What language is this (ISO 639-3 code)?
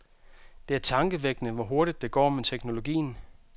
dan